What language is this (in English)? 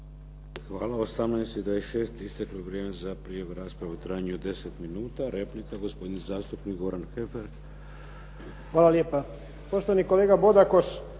Croatian